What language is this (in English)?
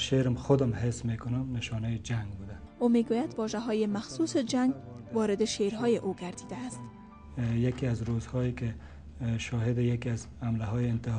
Persian